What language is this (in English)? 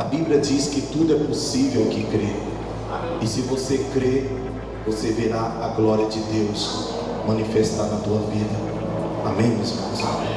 Portuguese